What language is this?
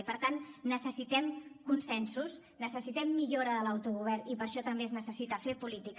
Catalan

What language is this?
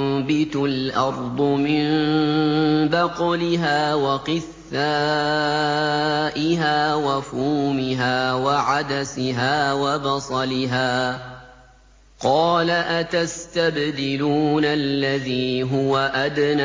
Arabic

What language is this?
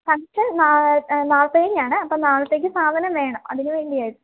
Malayalam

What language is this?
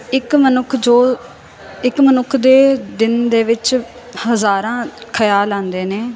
Punjabi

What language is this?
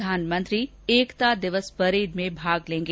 Hindi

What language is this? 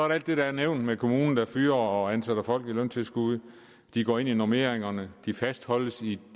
Danish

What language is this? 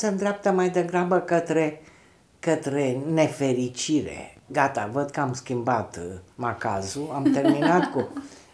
Romanian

